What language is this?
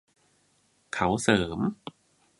Thai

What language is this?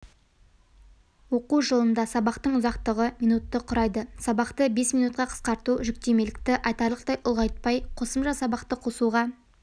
Kazakh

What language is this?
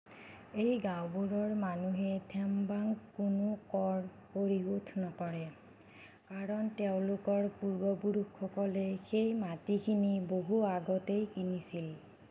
Assamese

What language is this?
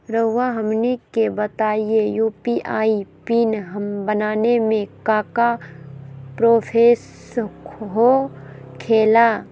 Magahi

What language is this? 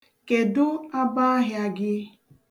Igbo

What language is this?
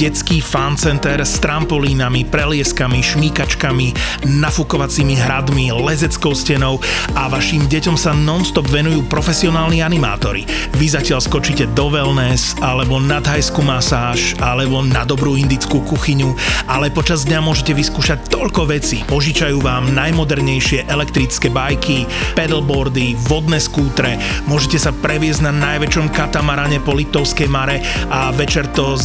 Slovak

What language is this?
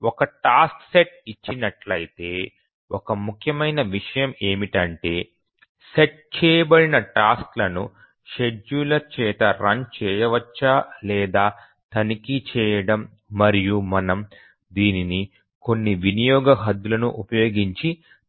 Telugu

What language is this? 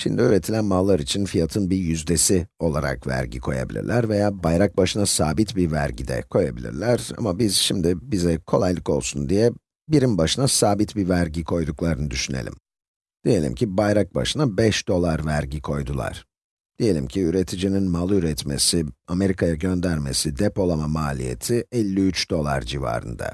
Turkish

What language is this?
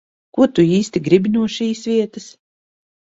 Latvian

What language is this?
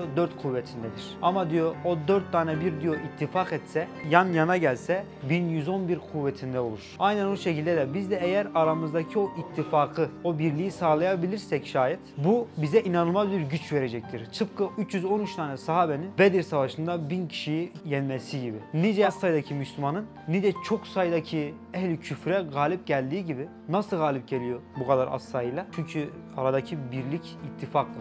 Turkish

